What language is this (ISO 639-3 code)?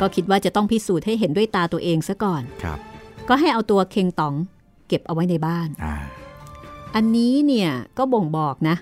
tha